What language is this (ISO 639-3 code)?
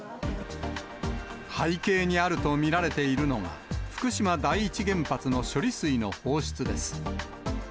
jpn